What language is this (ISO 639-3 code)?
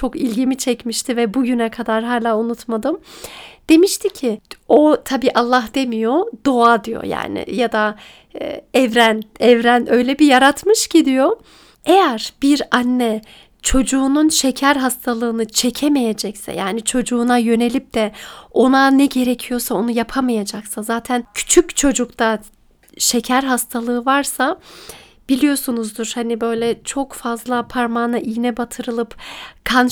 tur